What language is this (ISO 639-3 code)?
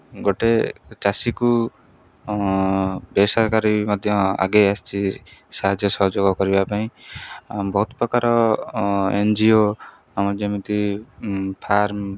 ori